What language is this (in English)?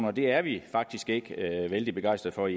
Danish